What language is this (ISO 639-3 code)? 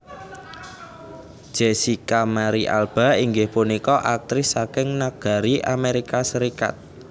jav